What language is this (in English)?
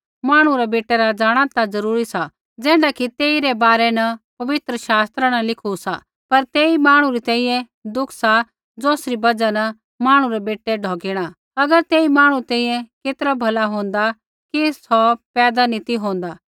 Kullu Pahari